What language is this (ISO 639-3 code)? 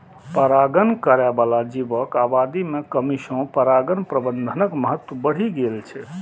mai